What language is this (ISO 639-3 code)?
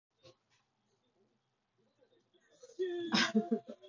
jpn